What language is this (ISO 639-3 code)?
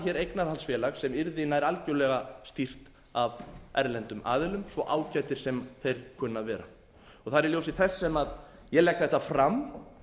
isl